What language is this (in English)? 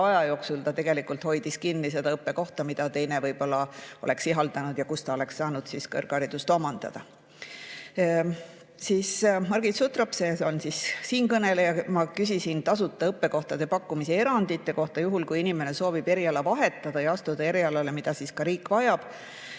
Estonian